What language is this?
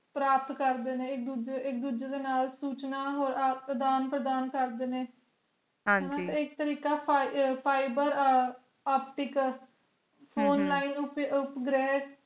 Punjabi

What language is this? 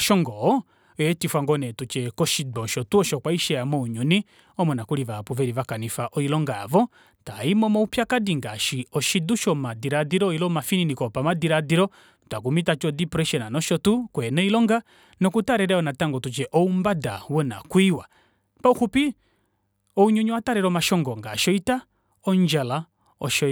Kuanyama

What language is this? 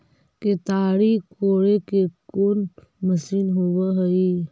Magahi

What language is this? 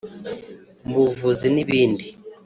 Kinyarwanda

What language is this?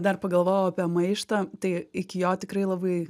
Lithuanian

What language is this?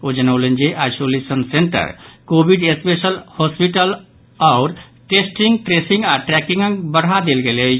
Maithili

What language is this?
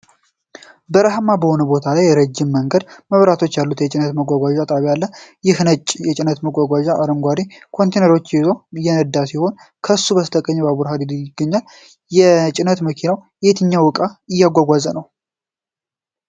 Amharic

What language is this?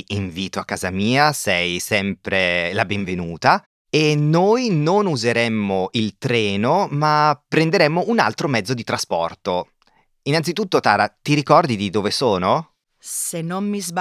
Italian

